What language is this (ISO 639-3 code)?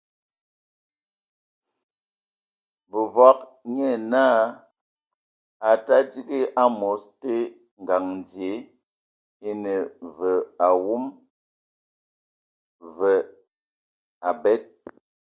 ewo